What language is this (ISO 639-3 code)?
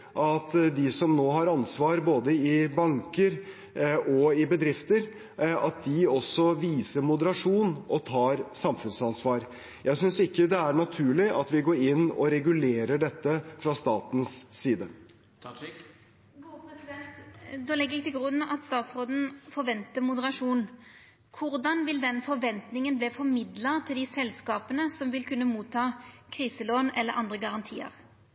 nor